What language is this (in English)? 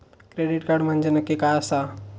Marathi